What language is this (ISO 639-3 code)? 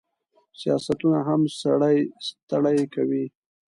pus